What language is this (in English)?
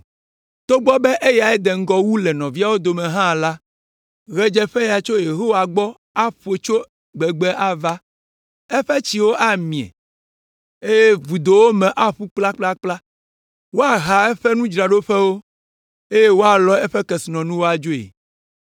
Ewe